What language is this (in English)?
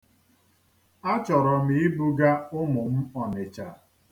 Igbo